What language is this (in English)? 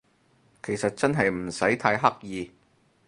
Cantonese